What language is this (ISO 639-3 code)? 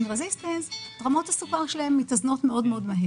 heb